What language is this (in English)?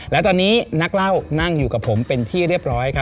Thai